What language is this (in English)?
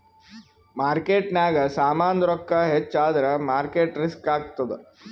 Kannada